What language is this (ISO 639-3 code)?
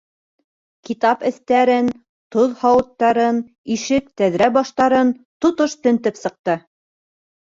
bak